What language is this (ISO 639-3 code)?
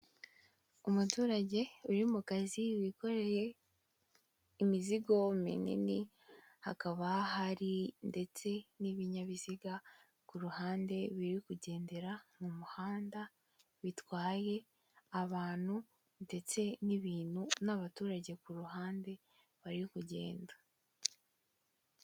kin